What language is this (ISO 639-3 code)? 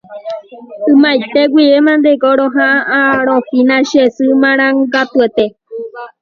grn